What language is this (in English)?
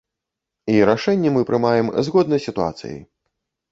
Belarusian